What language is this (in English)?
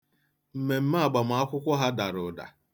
Igbo